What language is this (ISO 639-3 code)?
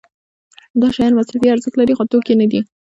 pus